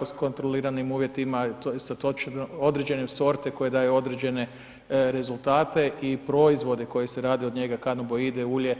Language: Croatian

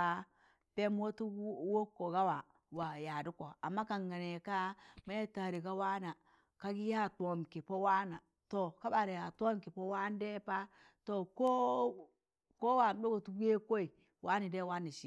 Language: Tangale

